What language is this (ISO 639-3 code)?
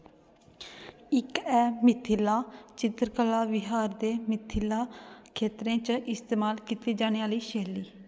doi